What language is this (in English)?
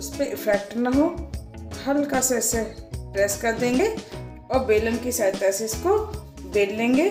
Hindi